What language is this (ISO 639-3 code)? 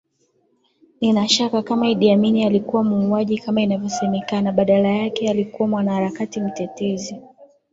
swa